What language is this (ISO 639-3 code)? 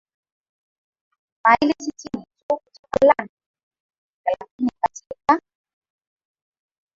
swa